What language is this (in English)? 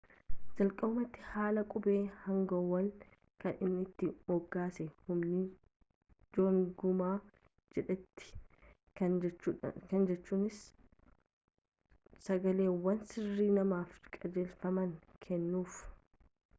Oromo